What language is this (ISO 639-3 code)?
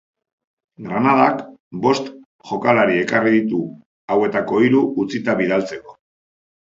eus